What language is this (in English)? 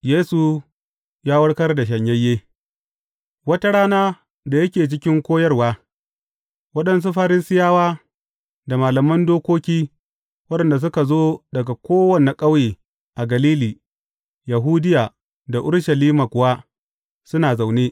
Hausa